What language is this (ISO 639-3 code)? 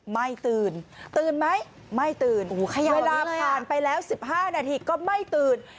tha